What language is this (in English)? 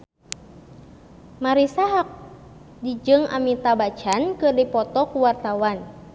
Sundanese